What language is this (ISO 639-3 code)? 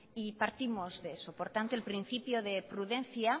spa